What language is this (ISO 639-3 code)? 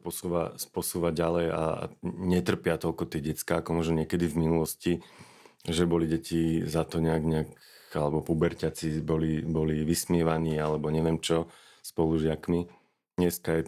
slk